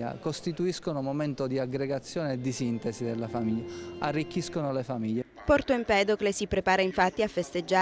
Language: Italian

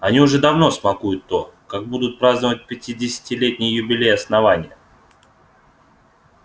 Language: Russian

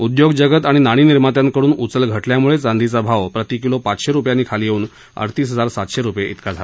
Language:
Marathi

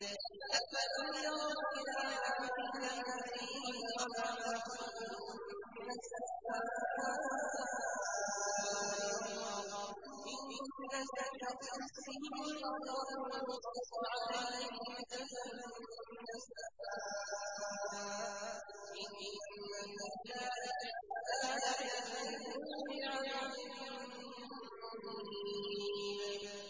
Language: Arabic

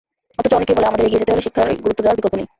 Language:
Bangla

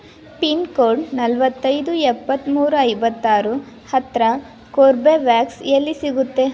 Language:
Kannada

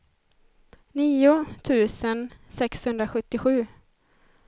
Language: Swedish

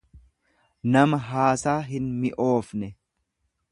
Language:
Oromo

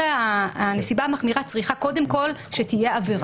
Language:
Hebrew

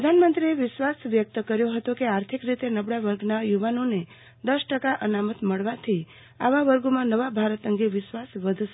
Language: Gujarati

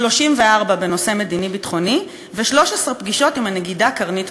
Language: Hebrew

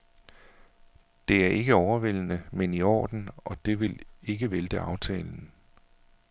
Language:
Danish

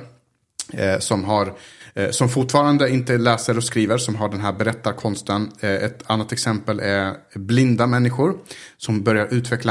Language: Swedish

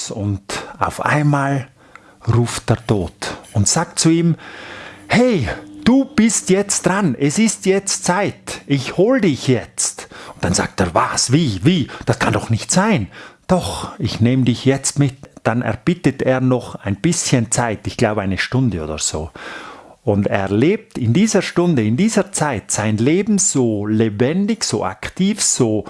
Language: German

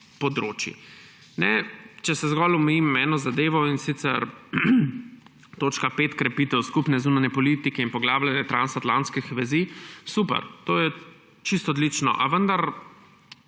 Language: Slovenian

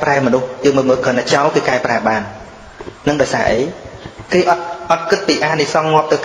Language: Vietnamese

